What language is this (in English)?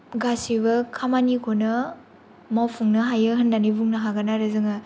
Bodo